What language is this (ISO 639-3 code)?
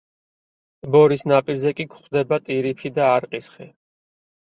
kat